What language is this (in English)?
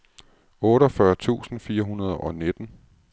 Danish